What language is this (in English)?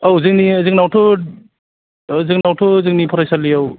Bodo